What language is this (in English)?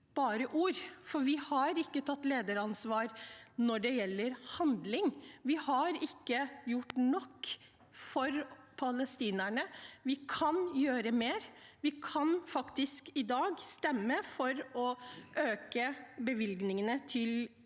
Norwegian